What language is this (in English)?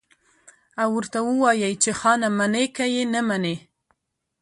Pashto